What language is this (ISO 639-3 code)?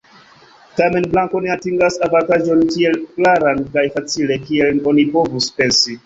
epo